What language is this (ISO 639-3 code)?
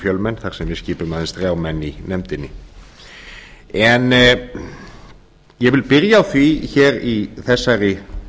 isl